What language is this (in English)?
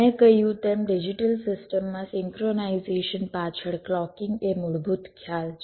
Gujarati